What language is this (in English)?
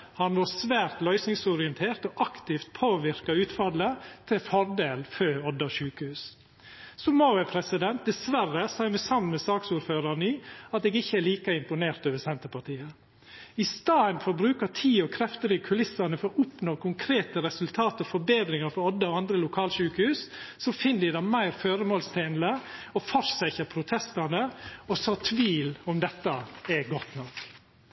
Norwegian Nynorsk